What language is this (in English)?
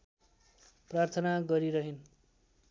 Nepali